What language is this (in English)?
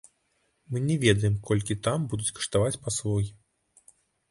Belarusian